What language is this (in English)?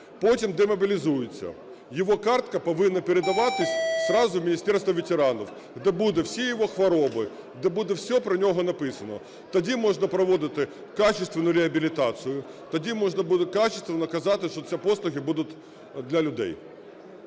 Ukrainian